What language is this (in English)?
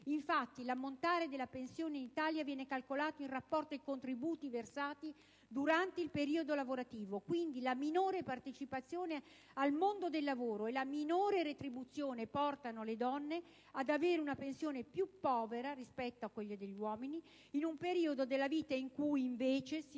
Italian